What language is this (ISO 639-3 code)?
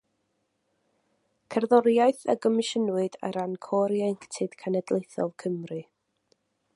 cym